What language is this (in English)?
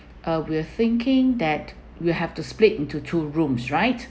English